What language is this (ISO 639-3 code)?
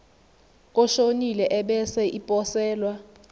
zul